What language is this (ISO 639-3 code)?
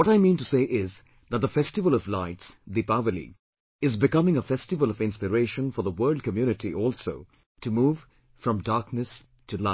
eng